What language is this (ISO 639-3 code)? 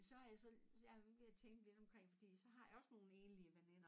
dan